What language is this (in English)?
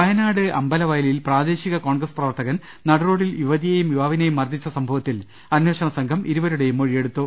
Malayalam